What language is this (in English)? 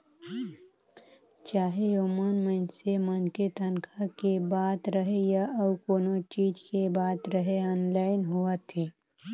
Chhattisgarhi